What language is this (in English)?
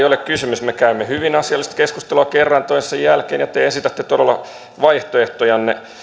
Finnish